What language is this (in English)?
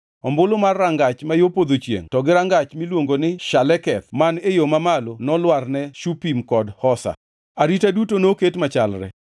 Luo (Kenya and Tanzania)